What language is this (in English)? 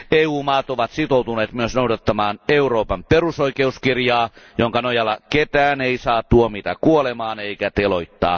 Finnish